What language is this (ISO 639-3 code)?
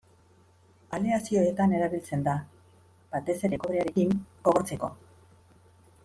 eus